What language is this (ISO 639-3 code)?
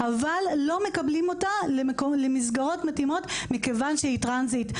heb